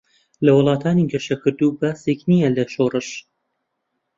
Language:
Central Kurdish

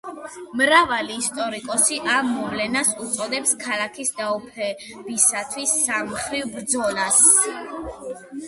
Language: Georgian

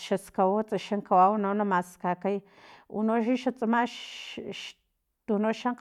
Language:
Filomena Mata-Coahuitlán Totonac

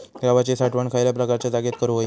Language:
Marathi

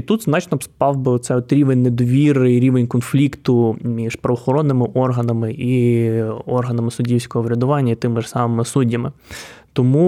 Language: Ukrainian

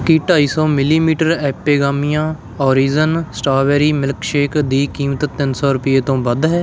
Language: Punjabi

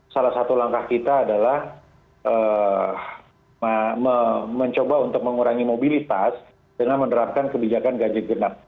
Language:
Indonesian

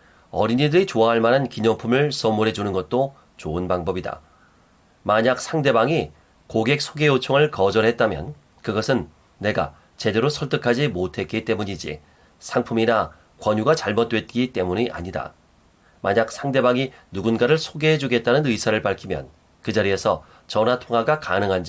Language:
Korean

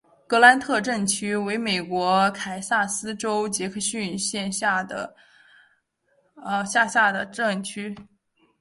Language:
Chinese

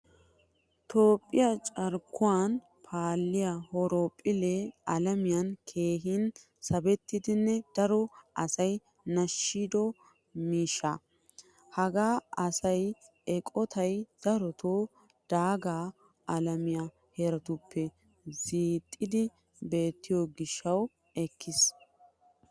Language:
Wolaytta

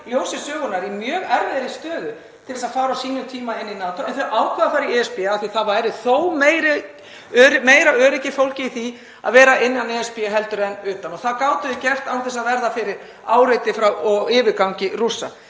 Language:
Icelandic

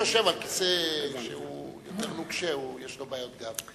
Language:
Hebrew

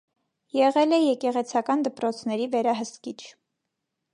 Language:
Armenian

